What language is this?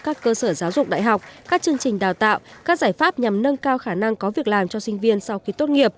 Vietnamese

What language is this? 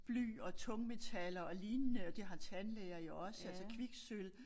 Danish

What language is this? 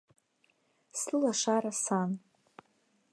Abkhazian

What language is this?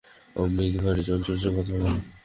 Bangla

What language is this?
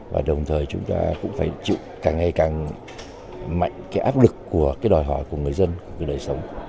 Vietnamese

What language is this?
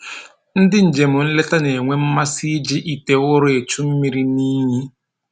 Igbo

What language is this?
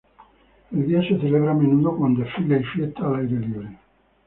Spanish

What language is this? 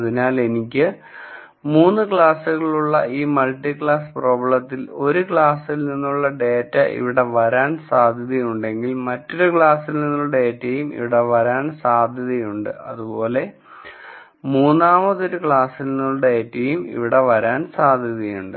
Malayalam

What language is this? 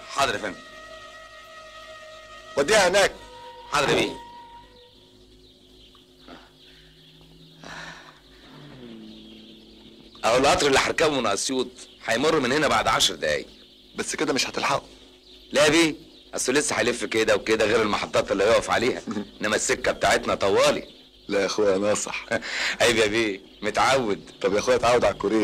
Arabic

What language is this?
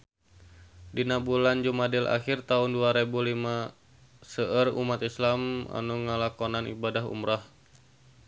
Sundanese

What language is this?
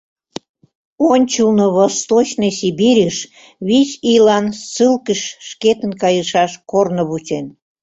Mari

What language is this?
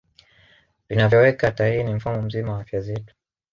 Swahili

